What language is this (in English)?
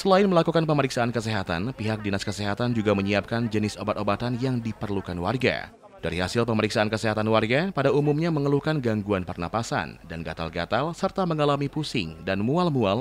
Indonesian